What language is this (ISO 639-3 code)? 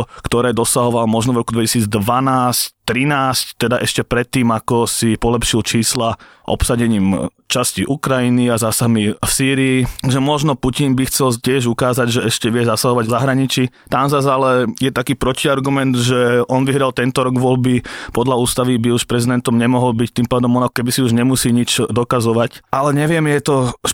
slk